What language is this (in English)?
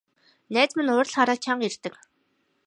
Mongolian